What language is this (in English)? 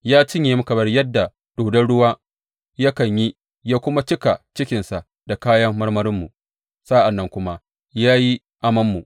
Hausa